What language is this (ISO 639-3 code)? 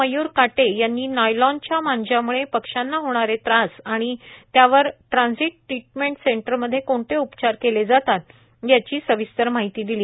mar